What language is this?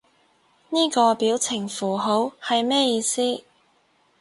Cantonese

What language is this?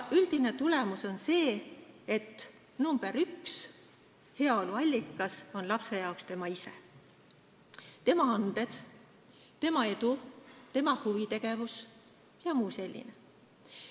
Estonian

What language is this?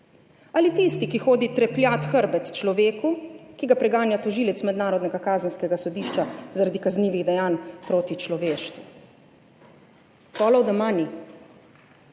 Slovenian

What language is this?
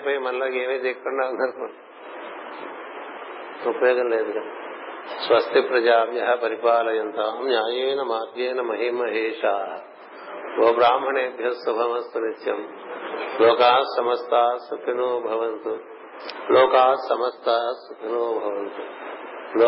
Telugu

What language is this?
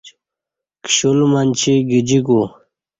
Kati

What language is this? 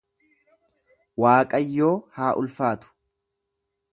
Oromo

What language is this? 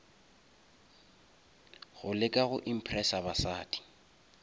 Northern Sotho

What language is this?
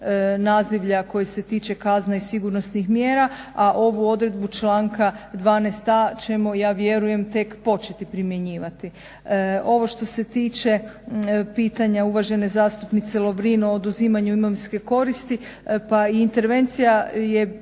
Croatian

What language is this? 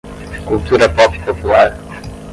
Portuguese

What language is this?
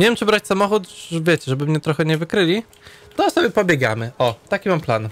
Polish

